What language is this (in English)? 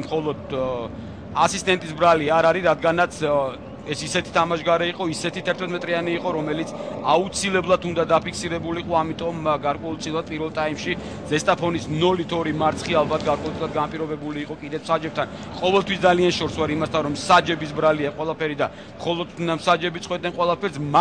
Romanian